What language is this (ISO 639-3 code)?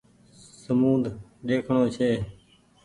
gig